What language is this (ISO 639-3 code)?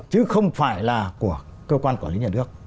vie